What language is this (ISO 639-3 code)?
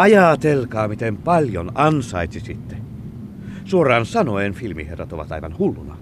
fin